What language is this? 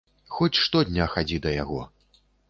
Belarusian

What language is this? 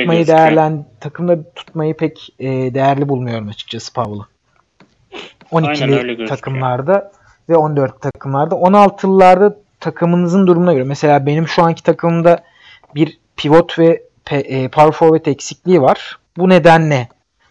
Turkish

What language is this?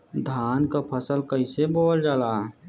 Bhojpuri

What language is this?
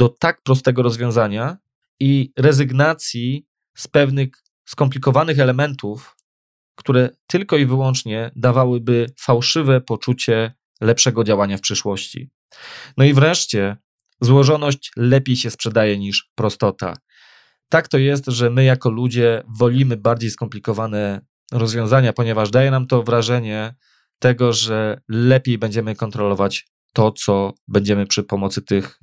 Polish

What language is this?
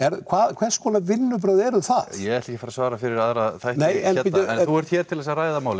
Icelandic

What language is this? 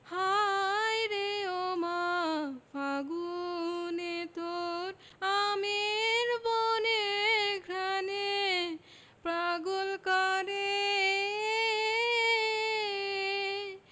Bangla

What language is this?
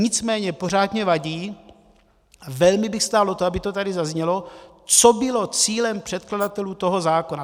Czech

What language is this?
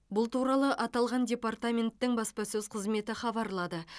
Kazakh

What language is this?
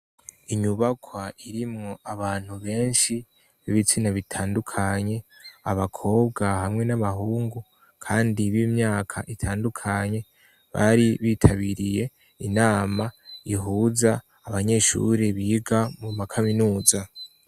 Rundi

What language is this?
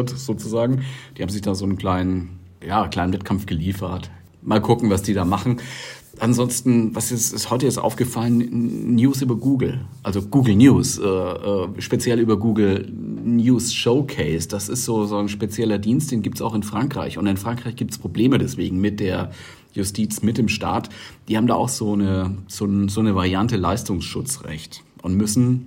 German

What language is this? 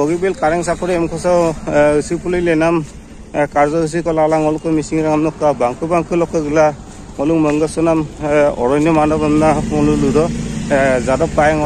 Indonesian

